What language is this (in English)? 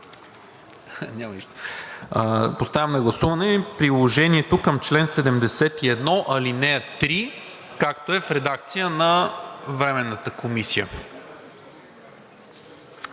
Bulgarian